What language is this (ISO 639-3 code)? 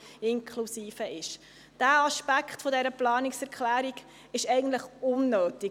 gsw